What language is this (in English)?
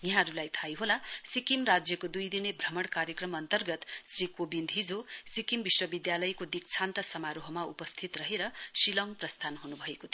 Nepali